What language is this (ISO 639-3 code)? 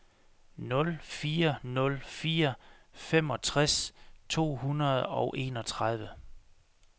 dan